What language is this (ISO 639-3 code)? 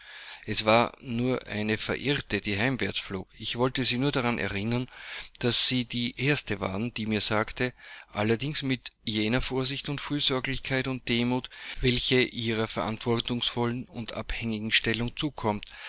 deu